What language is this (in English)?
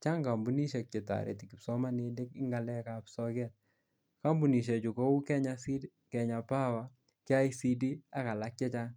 Kalenjin